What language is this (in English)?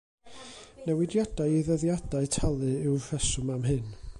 Welsh